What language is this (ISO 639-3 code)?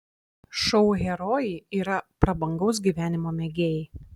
lit